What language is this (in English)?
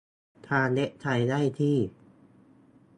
Thai